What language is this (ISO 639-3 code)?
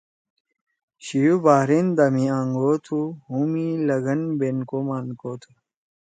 trw